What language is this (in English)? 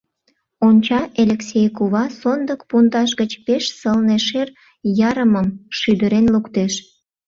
Mari